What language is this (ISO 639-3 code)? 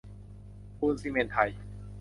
tha